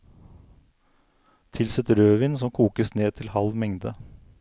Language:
Norwegian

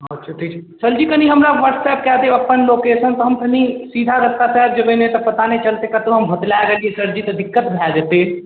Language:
Maithili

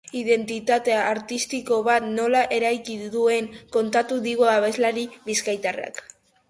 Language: Basque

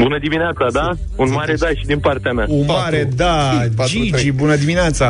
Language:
Romanian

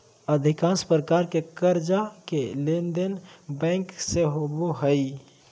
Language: Magahi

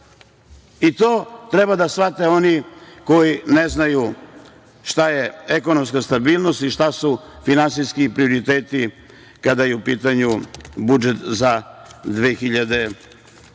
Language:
Serbian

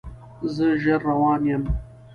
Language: Pashto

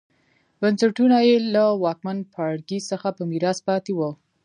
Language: Pashto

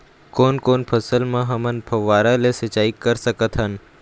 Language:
Chhattisgarhi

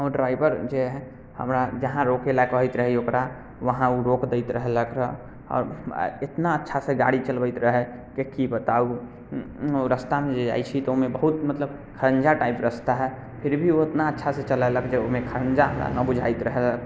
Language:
Maithili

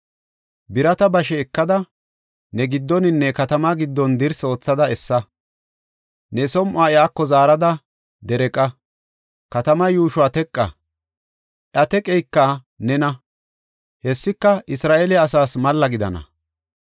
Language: Gofa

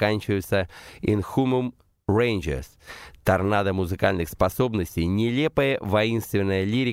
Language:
Russian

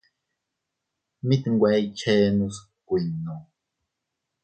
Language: Teutila Cuicatec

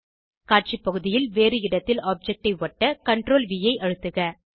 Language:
Tamil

